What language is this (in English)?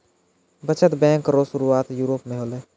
Maithili